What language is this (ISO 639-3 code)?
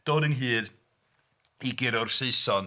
cym